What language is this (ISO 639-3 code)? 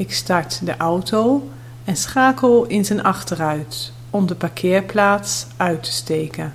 nld